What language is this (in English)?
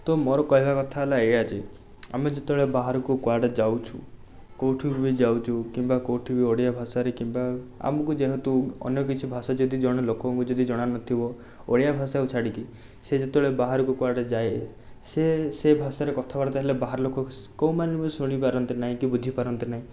Odia